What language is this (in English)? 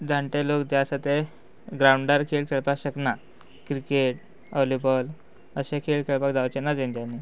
Konkani